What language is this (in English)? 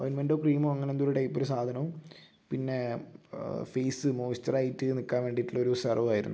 Malayalam